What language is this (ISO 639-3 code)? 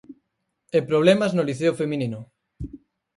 glg